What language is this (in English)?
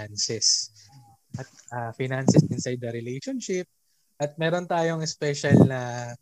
Filipino